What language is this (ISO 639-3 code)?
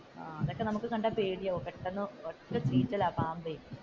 mal